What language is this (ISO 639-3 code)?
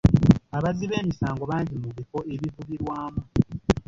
lug